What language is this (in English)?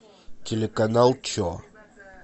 Russian